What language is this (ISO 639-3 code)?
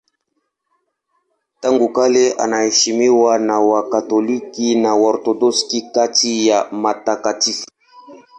swa